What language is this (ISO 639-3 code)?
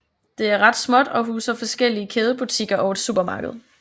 dan